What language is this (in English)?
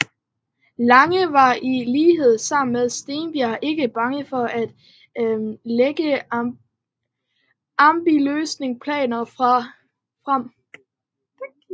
Danish